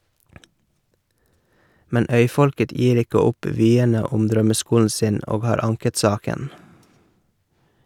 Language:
Norwegian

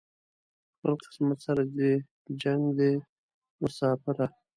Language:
Pashto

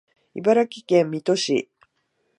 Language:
Japanese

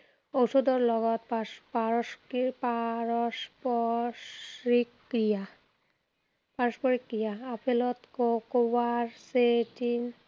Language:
Assamese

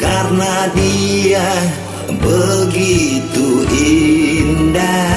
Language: Indonesian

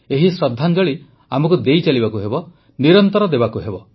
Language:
Odia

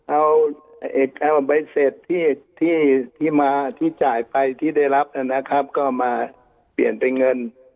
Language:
Thai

